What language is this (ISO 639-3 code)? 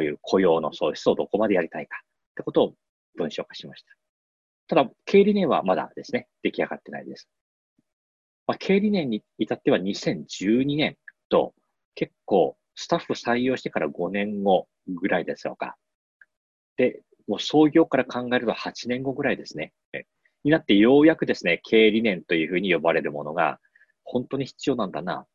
jpn